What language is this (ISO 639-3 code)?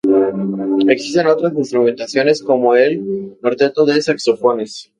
spa